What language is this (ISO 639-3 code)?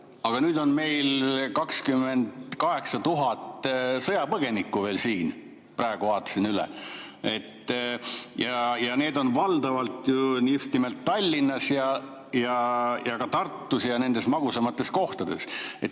est